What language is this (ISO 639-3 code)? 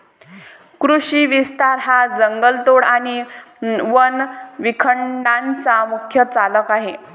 mar